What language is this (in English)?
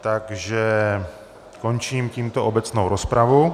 Czech